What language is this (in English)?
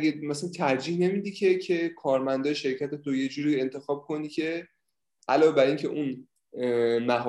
Persian